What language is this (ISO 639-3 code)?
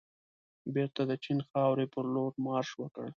pus